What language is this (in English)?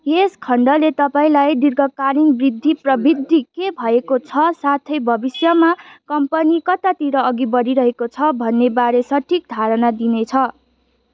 Nepali